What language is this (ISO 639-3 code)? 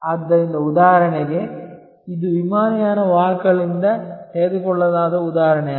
kan